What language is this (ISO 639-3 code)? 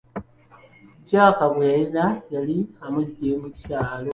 lug